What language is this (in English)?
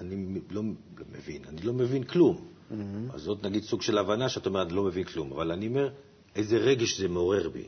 Hebrew